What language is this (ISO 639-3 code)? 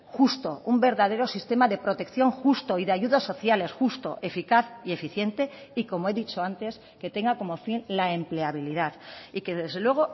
spa